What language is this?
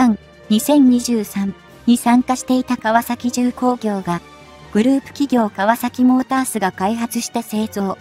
Japanese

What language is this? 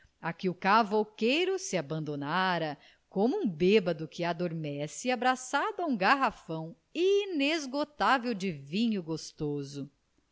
Portuguese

